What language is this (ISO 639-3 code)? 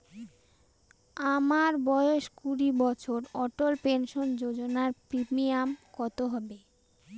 ben